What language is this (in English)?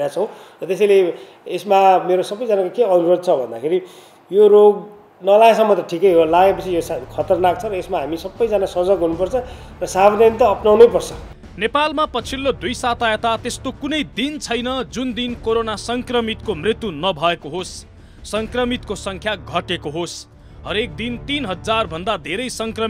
Hindi